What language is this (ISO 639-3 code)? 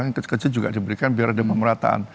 ind